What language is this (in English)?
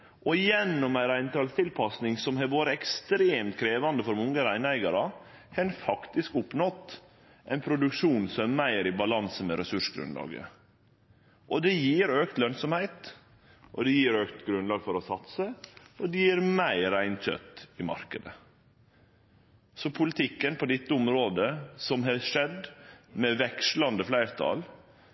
Norwegian Nynorsk